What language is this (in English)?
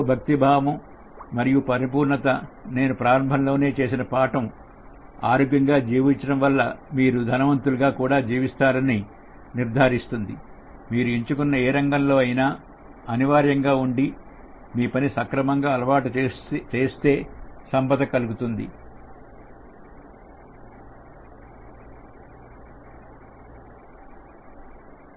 Telugu